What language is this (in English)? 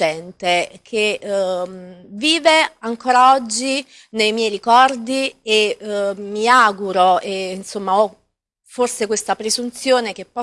Italian